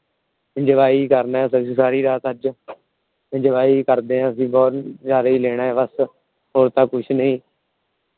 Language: Punjabi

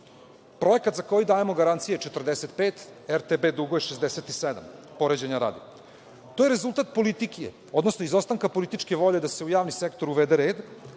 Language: Serbian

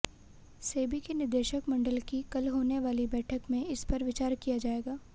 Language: Hindi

